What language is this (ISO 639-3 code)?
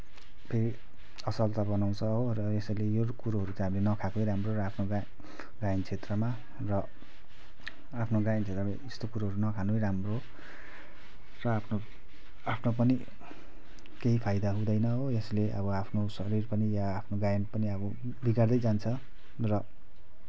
nep